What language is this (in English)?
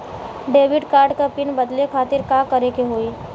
Bhojpuri